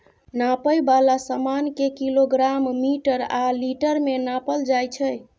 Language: Maithili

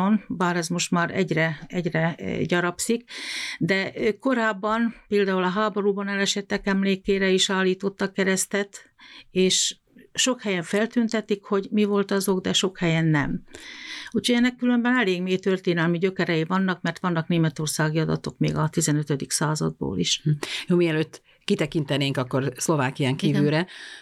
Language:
Hungarian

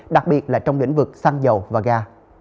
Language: Vietnamese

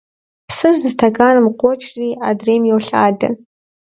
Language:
Kabardian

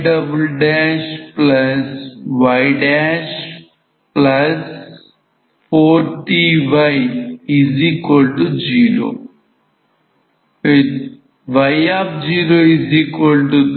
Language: Telugu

